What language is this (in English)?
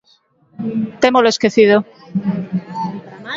Galician